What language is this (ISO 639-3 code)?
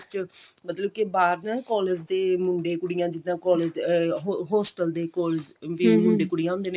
pan